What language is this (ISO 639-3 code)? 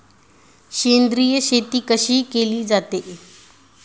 mar